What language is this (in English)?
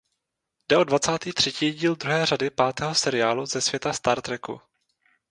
Czech